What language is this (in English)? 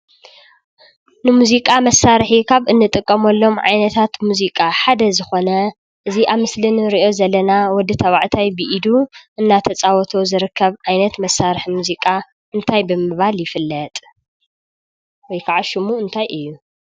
Tigrinya